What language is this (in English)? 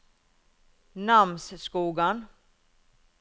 Norwegian